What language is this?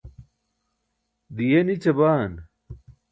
Burushaski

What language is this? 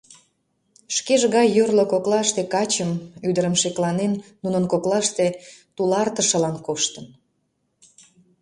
Mari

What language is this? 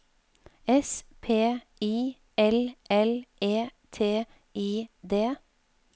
Norwegian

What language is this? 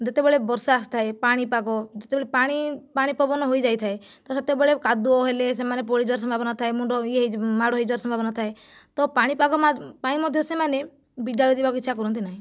Odia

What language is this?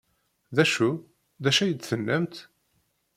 Kabyle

